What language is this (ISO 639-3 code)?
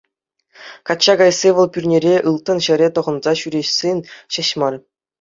chv